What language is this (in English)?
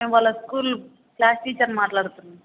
Telugu